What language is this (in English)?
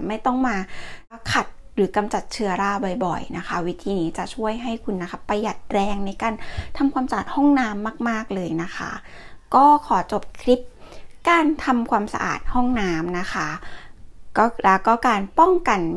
Thai